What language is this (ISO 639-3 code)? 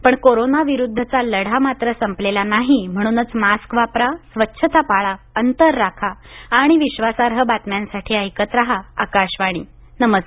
mar